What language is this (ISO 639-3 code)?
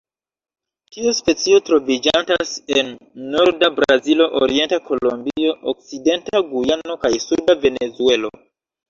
epo